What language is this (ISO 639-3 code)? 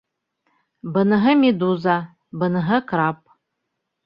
bak